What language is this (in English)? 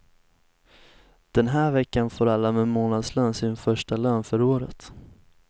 Swedish